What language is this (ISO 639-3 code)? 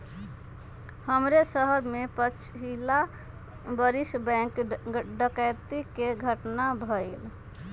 mag